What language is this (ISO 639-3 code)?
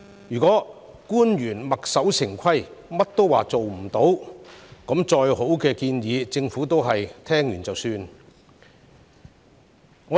yue